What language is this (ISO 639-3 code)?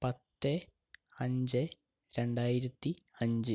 mal